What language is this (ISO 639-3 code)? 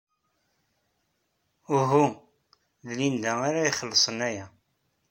kab